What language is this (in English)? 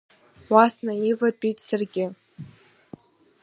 Abkhazian